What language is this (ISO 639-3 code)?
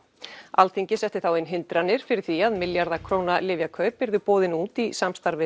isl